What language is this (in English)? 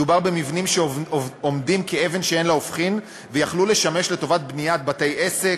Hebrew